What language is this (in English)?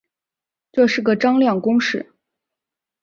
Chinese